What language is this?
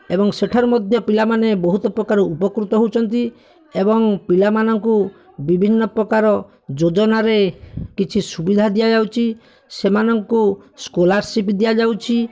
Odia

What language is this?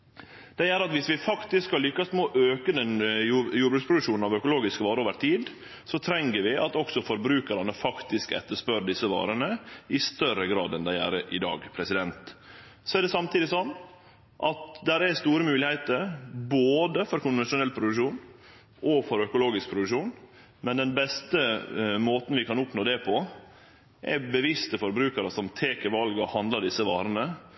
Norwegian Nynorsk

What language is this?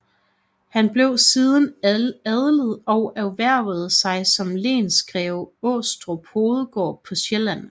Danish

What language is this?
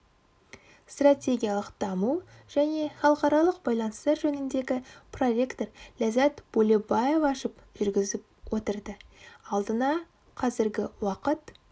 Kazakh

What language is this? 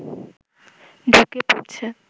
Bangla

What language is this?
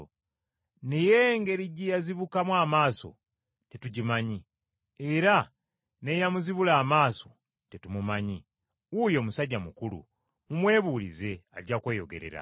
Ganda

